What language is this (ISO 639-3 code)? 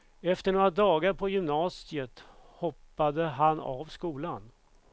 swe